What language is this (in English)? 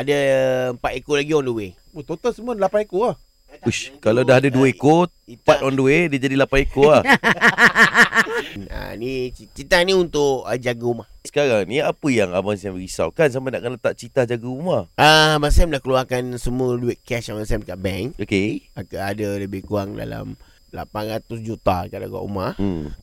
Malay